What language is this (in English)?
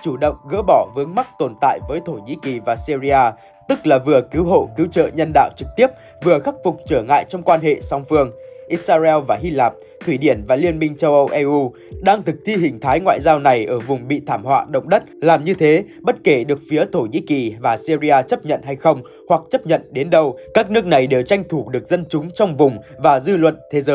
Vietnamese